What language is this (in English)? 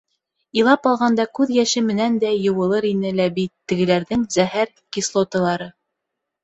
Bashkir